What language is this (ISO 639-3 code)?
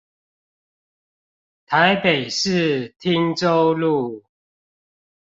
zho